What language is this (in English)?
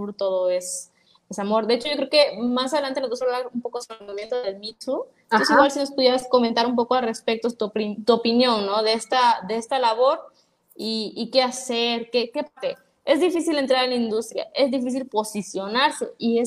Spanish